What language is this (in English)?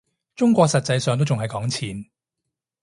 Cantonese